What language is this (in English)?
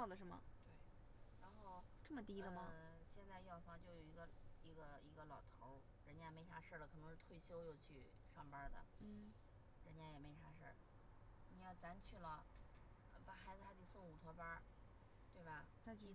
Chinese